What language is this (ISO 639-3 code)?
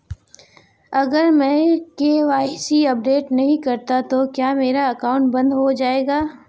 hin